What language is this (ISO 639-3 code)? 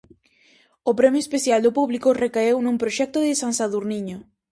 glg